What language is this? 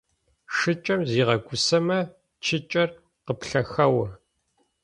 Adyghe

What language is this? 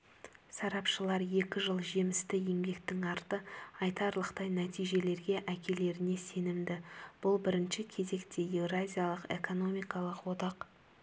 Kazakh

